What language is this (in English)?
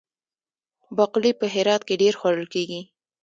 Pashto